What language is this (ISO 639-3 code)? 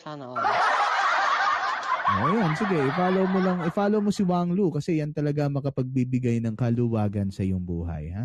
fil